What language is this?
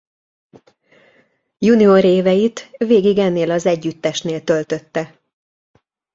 Hungarian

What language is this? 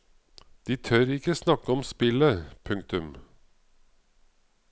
Norwegian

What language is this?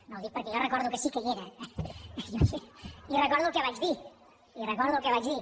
Catalan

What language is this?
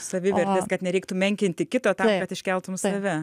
Lithuanian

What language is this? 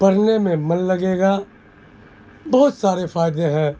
Urdu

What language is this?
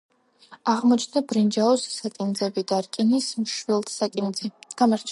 Georgian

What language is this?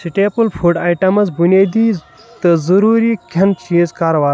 Kashmiri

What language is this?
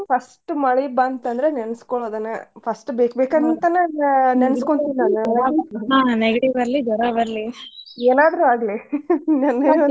Kannada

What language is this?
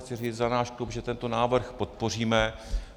Czech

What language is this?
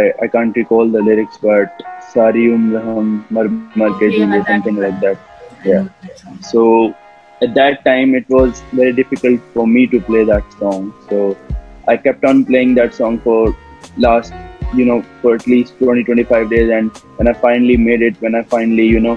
English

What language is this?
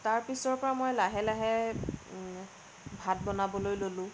Assamese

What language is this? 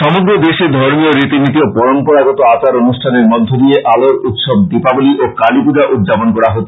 Bangla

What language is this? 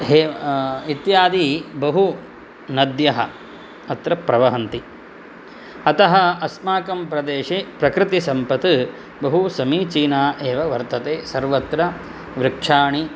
Sanskrit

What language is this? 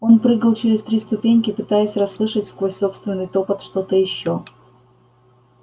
Russian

